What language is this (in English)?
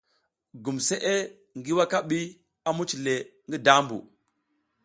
South Giziga